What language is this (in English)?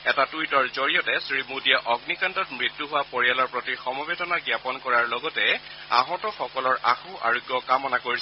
Assamese